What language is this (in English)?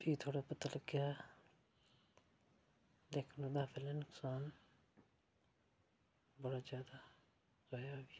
Dogri